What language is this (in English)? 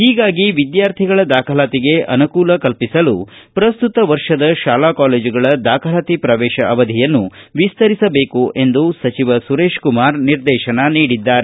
Kannada